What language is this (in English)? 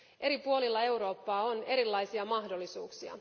Finnish